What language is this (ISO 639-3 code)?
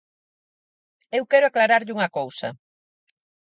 glg